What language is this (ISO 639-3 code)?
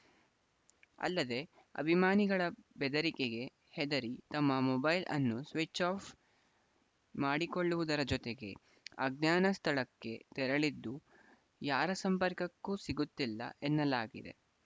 kan